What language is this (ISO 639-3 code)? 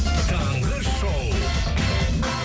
kaz